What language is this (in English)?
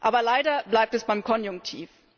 German